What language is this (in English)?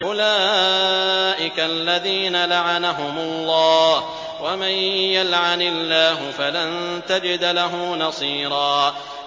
Arabic